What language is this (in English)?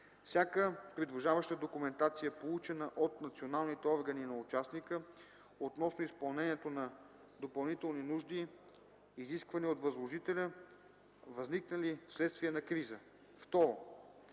Bulgarian